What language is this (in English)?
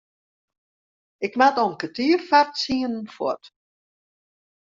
Western Frisian